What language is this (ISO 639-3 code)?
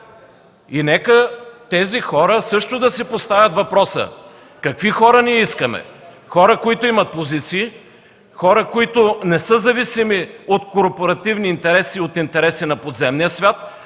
bul